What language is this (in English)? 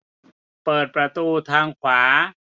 Thai